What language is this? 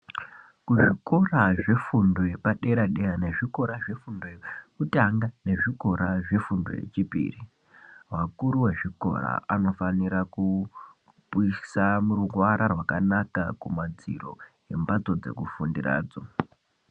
Ndau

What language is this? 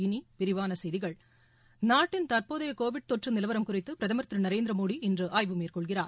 Tamil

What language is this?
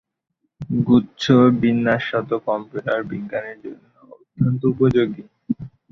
Bangla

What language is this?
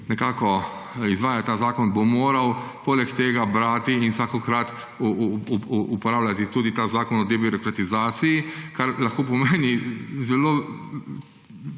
Slovenian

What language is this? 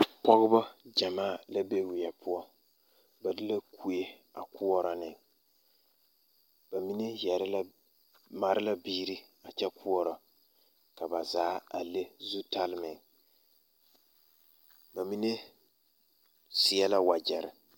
Southern Dagaare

